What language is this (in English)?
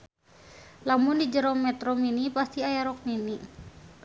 Sundanese